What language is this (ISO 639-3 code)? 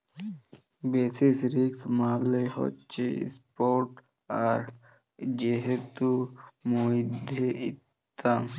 ben